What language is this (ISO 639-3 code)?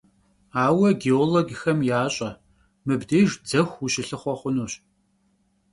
kbd